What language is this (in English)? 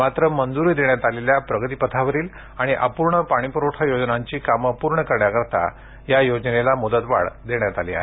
Marathi